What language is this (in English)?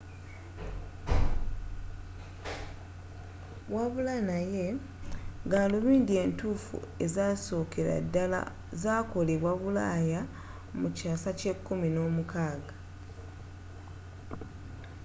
Ganda